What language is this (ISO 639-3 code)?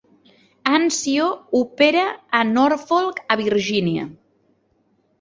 cat